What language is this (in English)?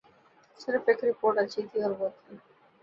Urdu